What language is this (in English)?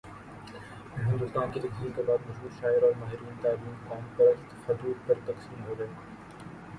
Urdu